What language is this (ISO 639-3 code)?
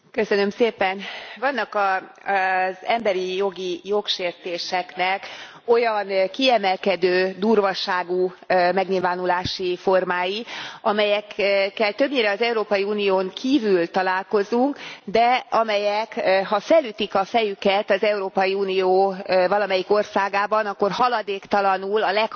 hun